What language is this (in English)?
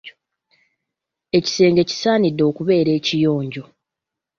Ganda